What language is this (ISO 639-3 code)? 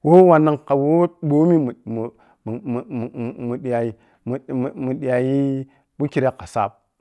piy